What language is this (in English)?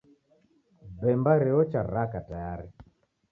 Taita